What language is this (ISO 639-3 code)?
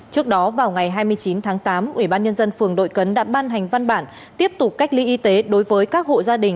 vie